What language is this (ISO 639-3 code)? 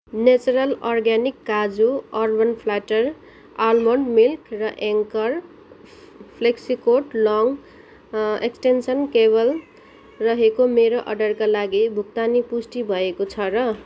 nep